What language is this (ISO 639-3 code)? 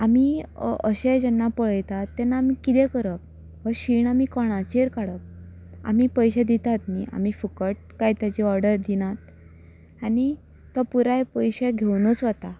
kok